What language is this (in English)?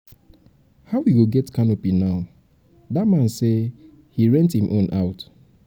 Nigerian Pidgin